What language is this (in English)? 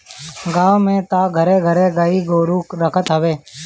Bhojpuri